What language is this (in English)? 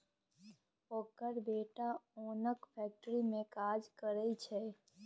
Maithili